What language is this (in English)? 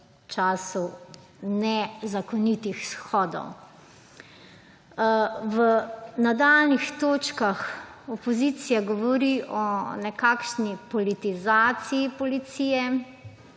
Slovenian